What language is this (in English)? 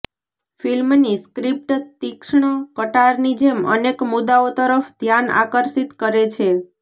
Gujarati